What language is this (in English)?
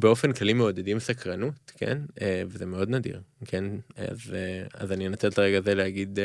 Hebrew